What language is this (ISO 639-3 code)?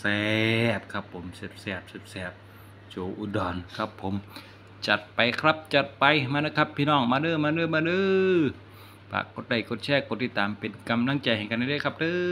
tha